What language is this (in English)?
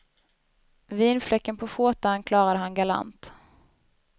Swedish